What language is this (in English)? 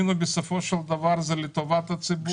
Hebrew